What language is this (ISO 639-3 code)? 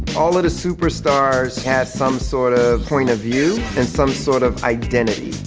eng